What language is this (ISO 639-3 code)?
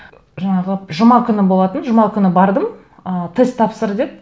kaz